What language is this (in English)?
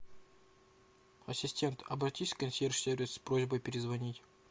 Russian